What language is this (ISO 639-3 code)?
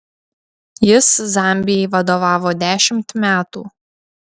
lit